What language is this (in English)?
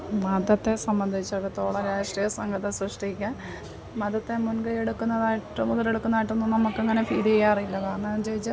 Malayalam